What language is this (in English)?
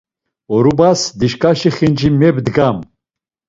Laz